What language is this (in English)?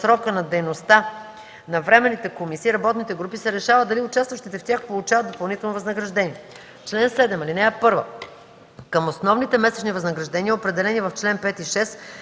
Bulgarian